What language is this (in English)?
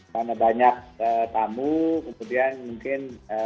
Indonesian